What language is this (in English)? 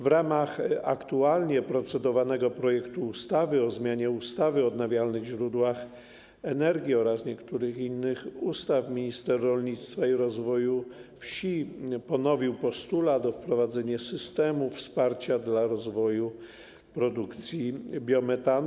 Polish